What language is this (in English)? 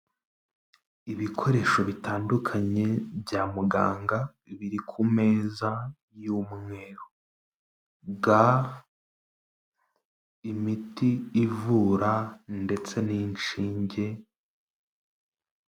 Kinyarwanda